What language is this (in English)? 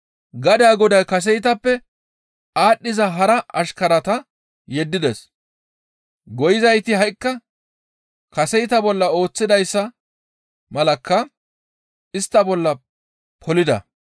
Gamo